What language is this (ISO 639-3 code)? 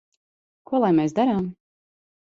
lav